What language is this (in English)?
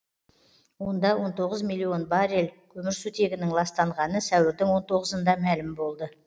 Kazakh